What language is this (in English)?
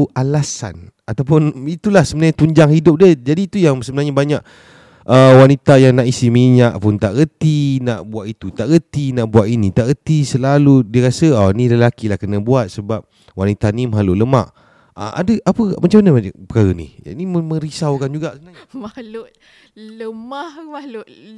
Malay